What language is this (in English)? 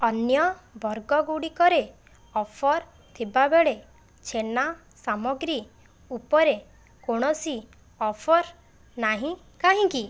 Odia